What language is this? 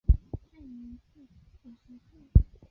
Chinese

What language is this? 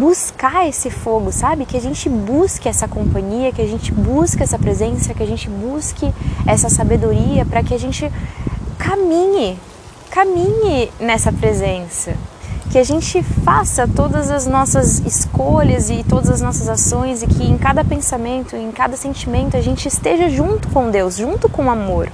Portuguese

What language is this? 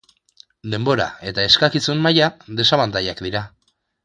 Basque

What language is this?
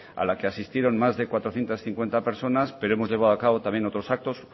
Spanish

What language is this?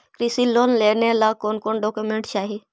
Magahi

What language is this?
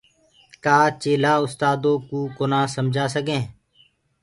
Gurgula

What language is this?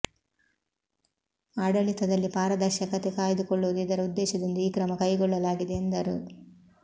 Kannada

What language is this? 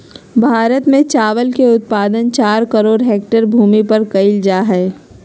Magahi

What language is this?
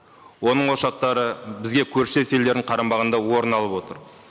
Kazakh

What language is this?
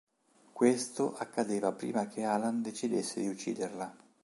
Italian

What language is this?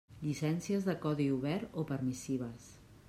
Catalan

